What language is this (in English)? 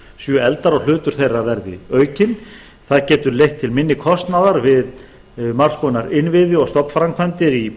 Icelandic